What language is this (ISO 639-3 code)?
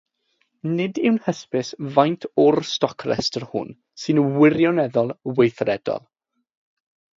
cym